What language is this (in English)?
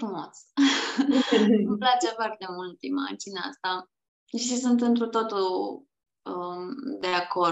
Romanian